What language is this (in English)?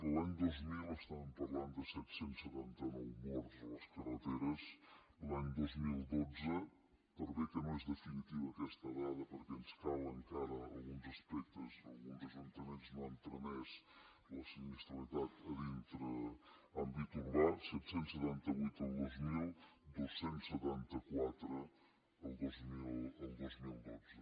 Catalan